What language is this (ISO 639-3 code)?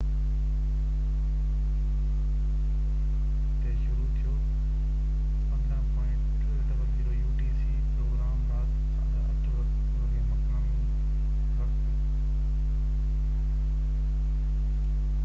snd